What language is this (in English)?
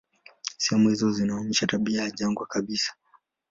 Swahili